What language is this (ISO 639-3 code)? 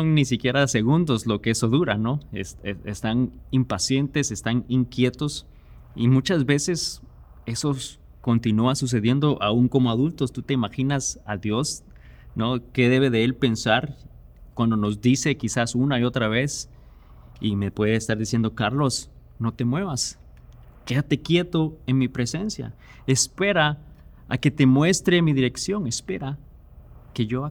spa